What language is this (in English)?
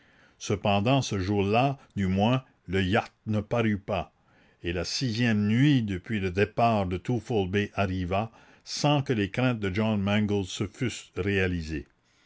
French